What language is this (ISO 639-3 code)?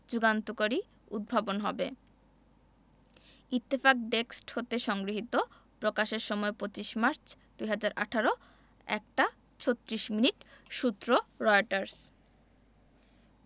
ben